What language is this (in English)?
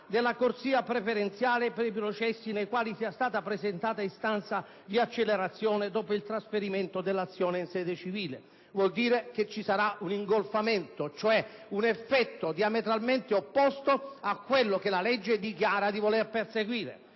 Italian